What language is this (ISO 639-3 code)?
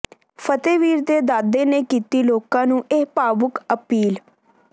pan